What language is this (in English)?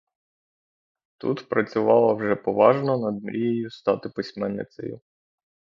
Ukrainian